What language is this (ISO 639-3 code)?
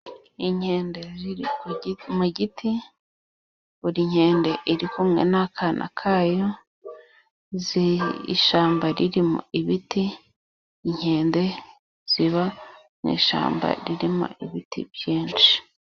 kin